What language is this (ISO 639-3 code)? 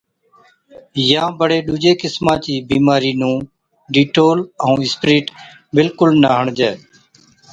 odk